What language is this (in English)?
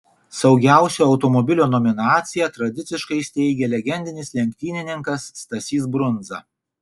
Lithuanian